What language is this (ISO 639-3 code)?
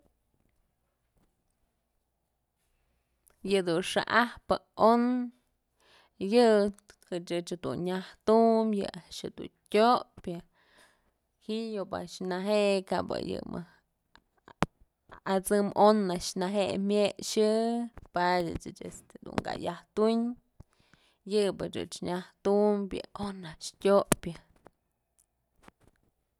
mzl